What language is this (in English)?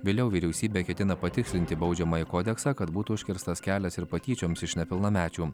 Lithuanian